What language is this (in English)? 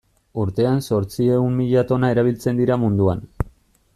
Basque